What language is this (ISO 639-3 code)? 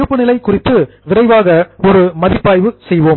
tam